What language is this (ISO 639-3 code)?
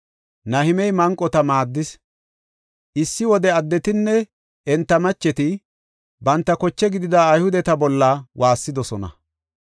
gof